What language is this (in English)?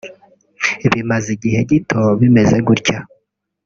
Kinyarwanda